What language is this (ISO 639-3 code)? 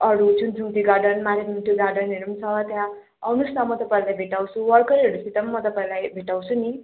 nep